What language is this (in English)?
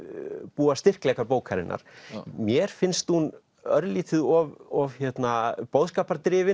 Icelandic